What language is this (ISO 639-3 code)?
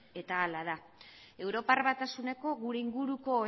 eus